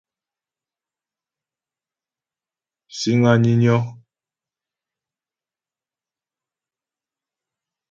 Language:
Ghomala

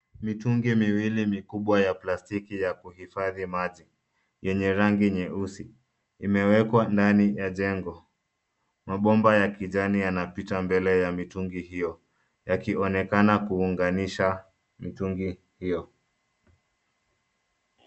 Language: Swahili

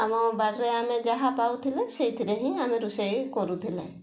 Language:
Odia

